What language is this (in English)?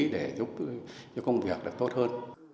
Vietnamese